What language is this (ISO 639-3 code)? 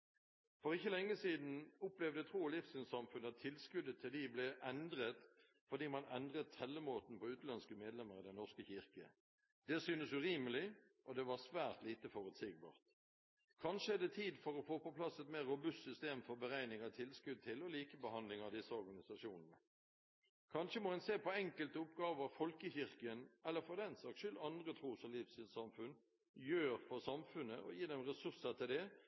nob